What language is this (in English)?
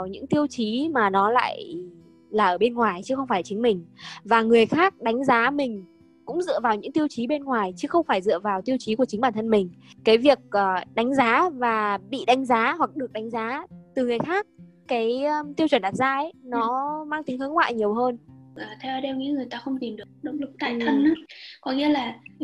Vietnamese